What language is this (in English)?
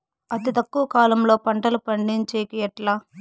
Telugu